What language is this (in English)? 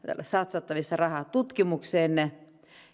Finnish